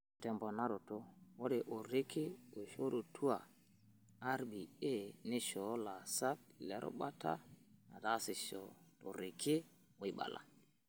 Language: Masai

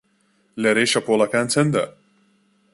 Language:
Central Kurdish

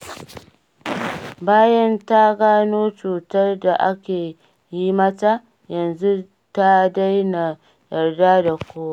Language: Hausa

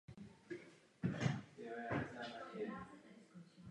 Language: Czech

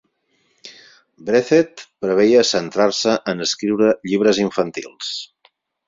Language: Catalan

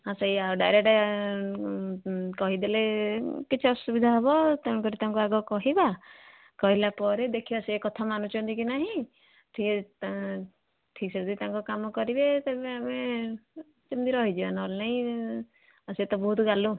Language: Odia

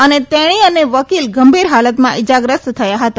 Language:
Gujarati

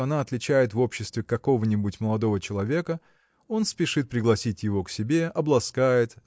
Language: Russian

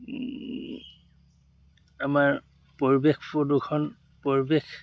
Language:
Assamese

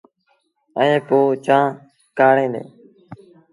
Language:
Sindhi Bhil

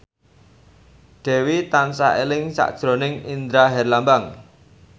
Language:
Javanese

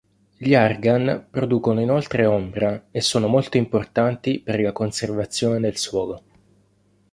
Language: Italian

